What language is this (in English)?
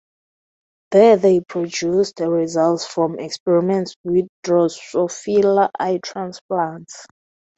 English